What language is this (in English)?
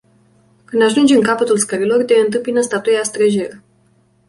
Romanian